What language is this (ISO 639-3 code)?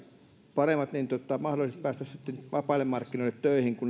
fin